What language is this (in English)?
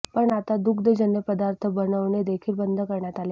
Marathi